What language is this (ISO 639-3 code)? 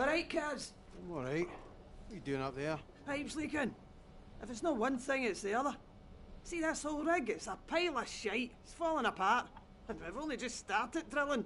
spa